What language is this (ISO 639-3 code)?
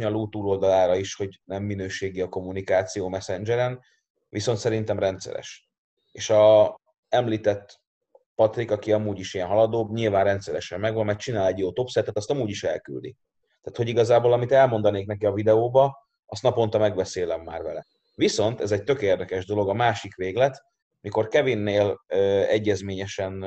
hun